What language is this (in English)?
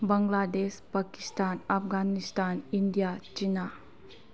Manipuri